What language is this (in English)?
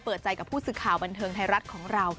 Thai